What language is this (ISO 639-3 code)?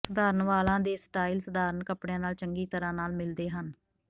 pan